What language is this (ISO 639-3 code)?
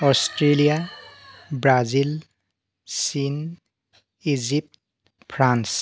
asm